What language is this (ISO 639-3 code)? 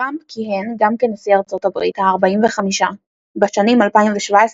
heb